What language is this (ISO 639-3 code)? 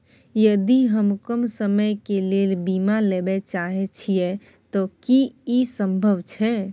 mai